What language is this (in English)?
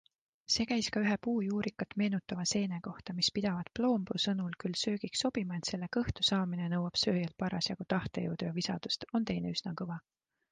Estonian